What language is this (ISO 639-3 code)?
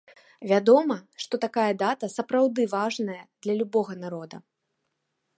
bel